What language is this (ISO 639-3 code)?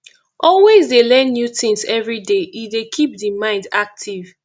pcm